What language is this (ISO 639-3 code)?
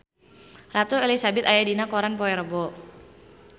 sun